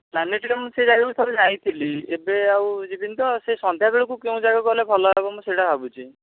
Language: Odia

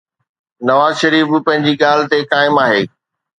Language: Sindhi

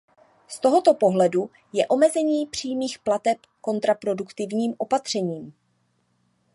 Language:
Czech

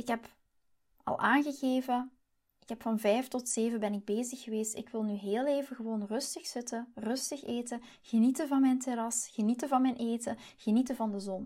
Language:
Dutch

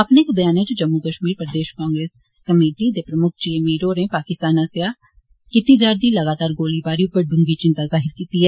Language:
Dogri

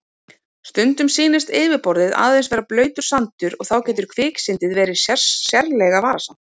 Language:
Icelandic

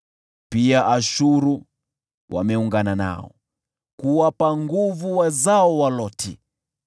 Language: Swahili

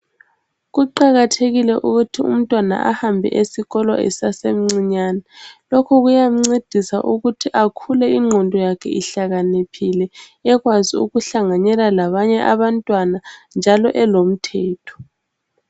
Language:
North Ndebele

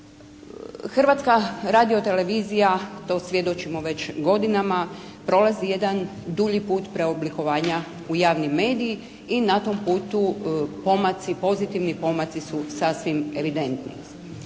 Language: Croatian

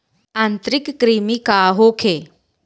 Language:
Bhojpuri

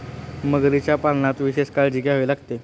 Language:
Marathi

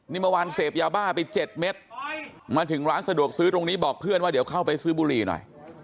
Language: Thai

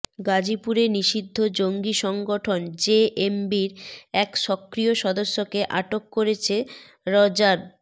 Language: Bangla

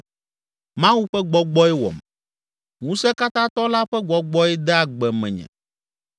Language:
Ewe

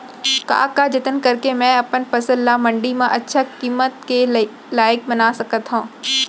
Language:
Chhattisgarhi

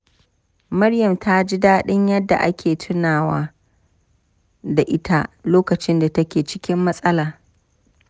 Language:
Hausa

